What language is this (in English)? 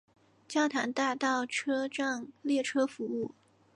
Chinese